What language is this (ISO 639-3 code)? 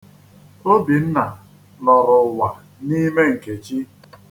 ibo